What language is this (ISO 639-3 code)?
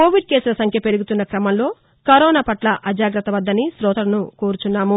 tel